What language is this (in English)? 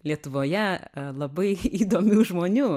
Lithuanian